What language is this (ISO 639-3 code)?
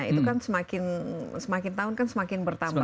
ind